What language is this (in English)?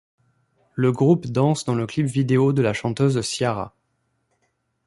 French